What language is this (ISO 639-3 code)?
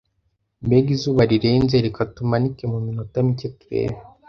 kin